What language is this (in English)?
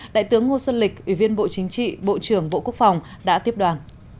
Vietnamese